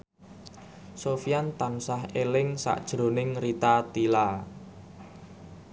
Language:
Javanese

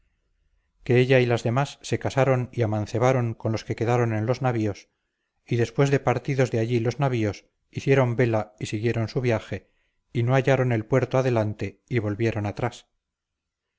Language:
Spanish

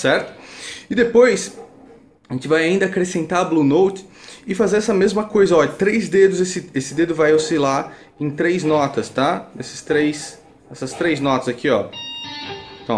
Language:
Portuguese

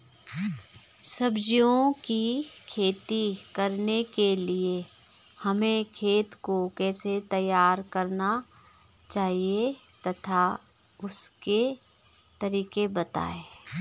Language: Hindi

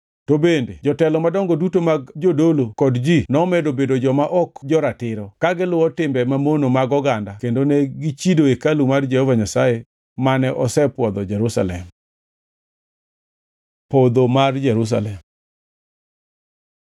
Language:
Luo (Kenya and Tanzania)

